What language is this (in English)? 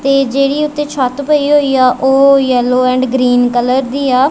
Punjabi